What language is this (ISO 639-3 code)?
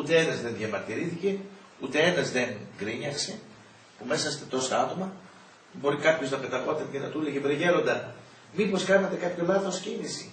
ell